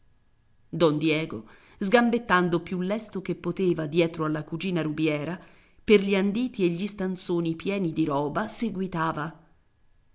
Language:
Italian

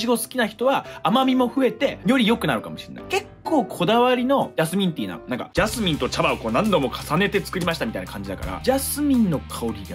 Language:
Japanese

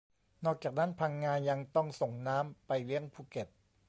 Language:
Thai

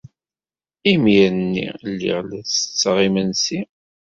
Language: Kabyle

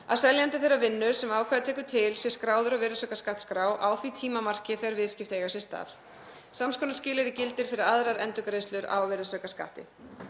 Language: Icelandic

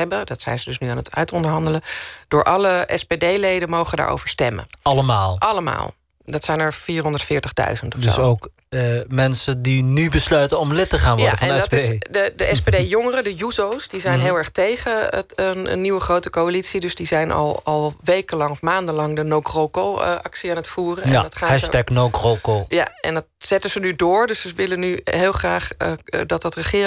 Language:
Dutch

